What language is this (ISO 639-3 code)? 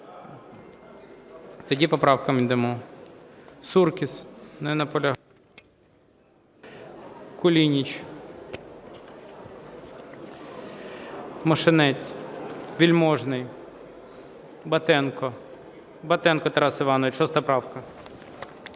ukr